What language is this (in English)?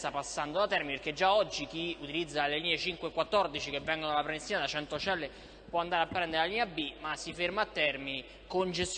Italian